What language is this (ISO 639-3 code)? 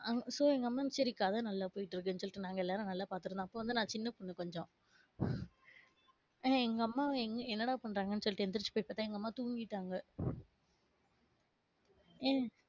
tam